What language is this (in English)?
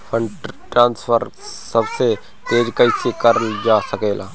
Bhojpuri